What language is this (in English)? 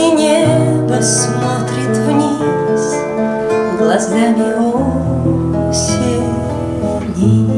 Russian